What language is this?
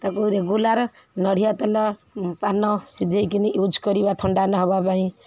Odia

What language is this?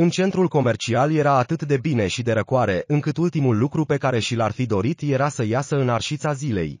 Romanian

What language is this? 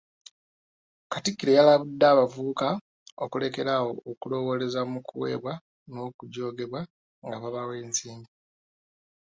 Ganda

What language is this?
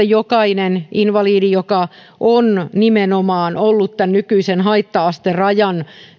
Finnish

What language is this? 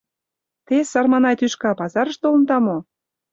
Mari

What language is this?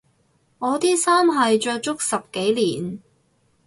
Cantonese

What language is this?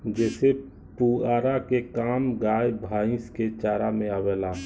Bhojpuri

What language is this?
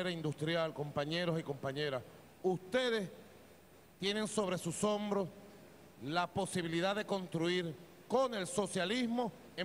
Spanish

